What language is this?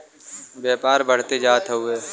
Bhojpuri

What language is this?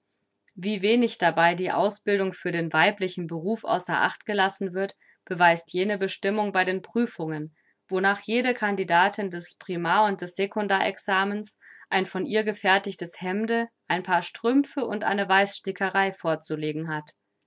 German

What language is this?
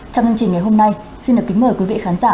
Vietnamese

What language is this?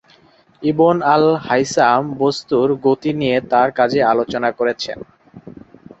Bangla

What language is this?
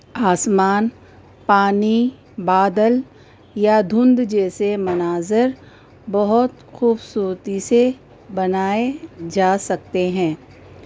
Urdu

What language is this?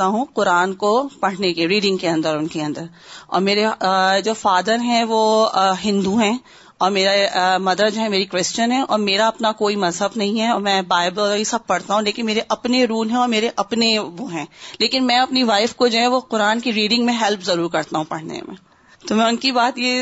Urdu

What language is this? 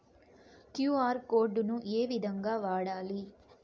Telugu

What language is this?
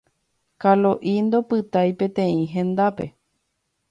Guarani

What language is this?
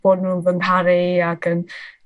Welsh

